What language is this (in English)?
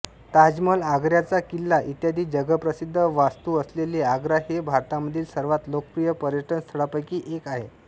Marathi